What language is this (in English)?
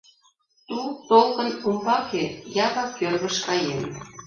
Mari